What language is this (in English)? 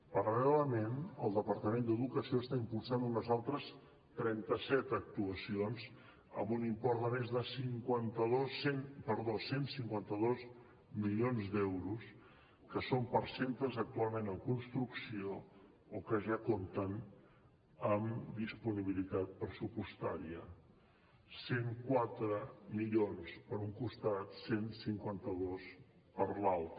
Catalan